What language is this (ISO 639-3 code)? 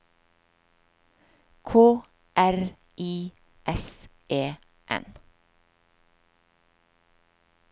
nor